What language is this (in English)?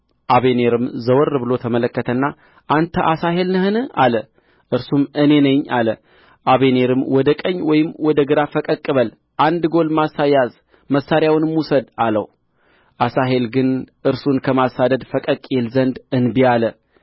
Amharic